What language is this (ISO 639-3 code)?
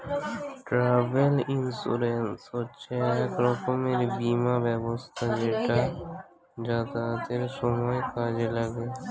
ben